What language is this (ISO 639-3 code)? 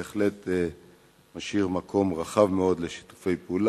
heb